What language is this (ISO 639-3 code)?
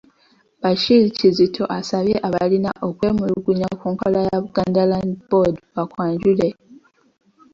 lug